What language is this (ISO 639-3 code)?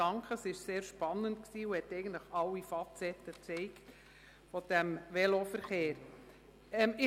gsw